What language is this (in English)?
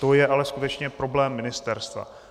Czech